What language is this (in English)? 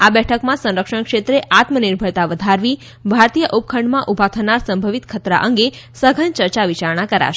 Gujarati